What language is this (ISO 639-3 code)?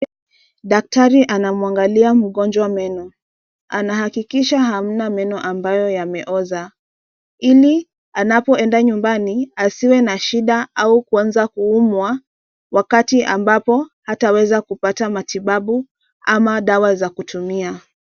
swa